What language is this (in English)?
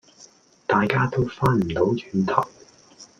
Cantonese